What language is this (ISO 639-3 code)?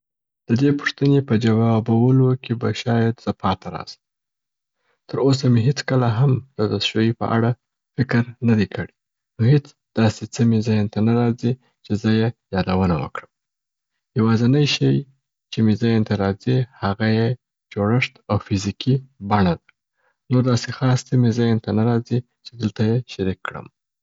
pbt